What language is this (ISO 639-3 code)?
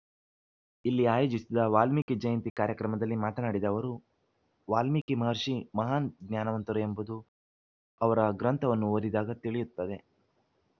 kan